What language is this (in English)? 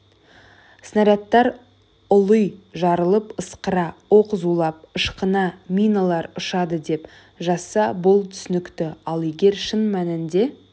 Kazakh